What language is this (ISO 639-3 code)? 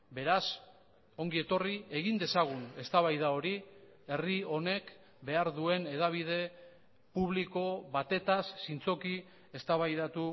eus